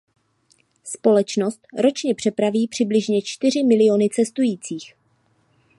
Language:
Czech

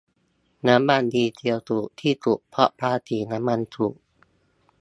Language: Thai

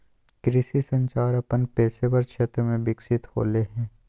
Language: Magahi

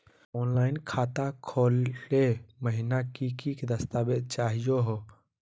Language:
Magahi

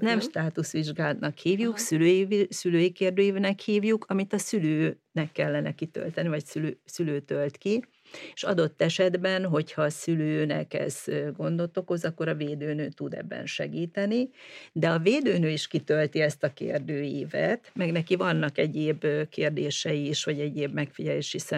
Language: Hungarian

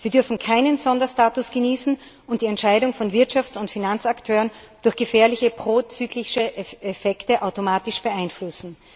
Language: German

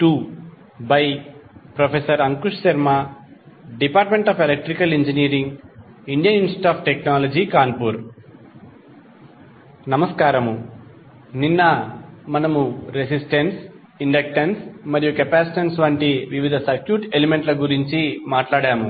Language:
Telugu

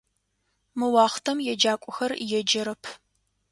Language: Adyghe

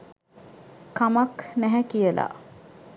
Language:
Sinhala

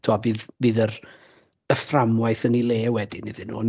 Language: Welsh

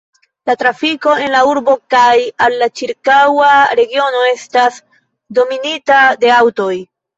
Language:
Esperanto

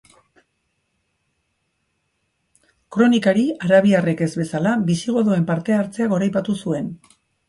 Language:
Basque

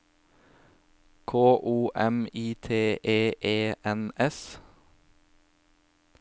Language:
Norwegian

